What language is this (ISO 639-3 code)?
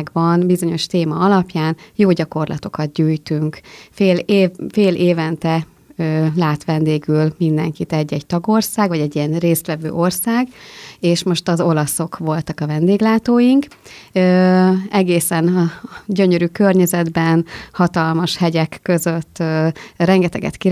hun